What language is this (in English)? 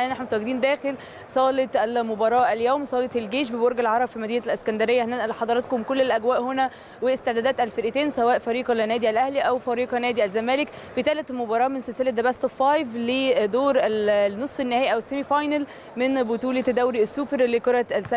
Arabic